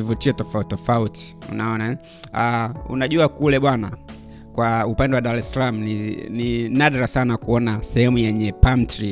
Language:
Swahili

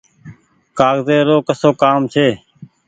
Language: Goaria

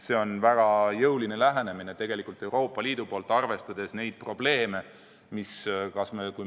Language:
Estonian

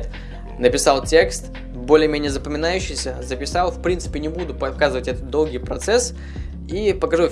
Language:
Russian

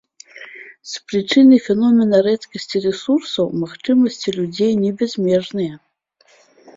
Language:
Belarusian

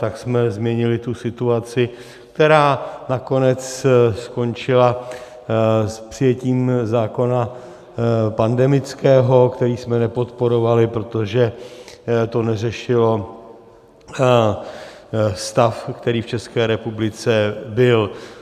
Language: Czech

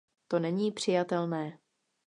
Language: Czech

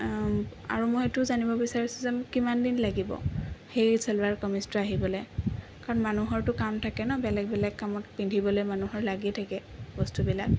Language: Assamese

